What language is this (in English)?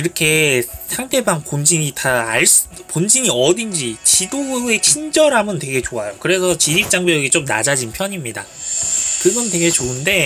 Korean